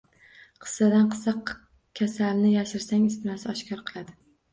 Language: Uzbek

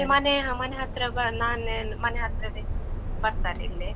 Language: Kannada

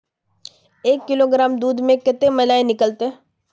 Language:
Magahi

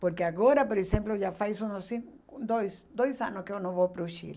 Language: Portuguese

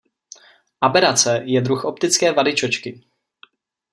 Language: Czech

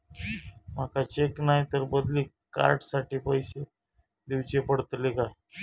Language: Marathi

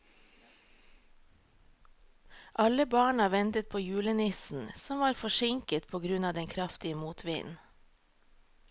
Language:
Norwegian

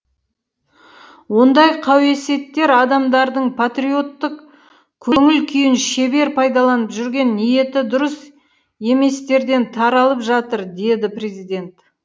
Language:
Kazakh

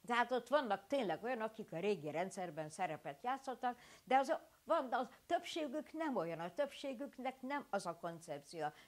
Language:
Hungarian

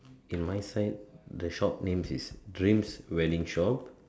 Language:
English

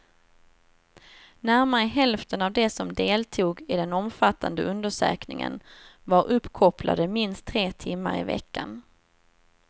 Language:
Swedish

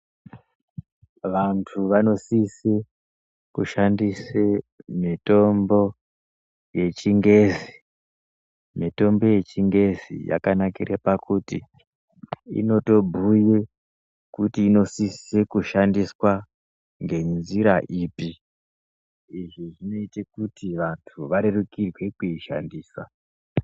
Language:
Ndau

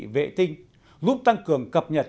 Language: Vietnamese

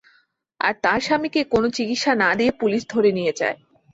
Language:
Bangla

